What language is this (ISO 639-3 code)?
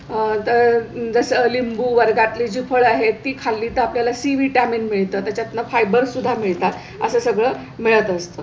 mar